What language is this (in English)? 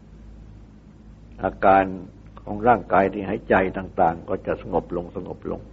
Thai